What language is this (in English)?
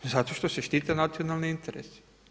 Croatian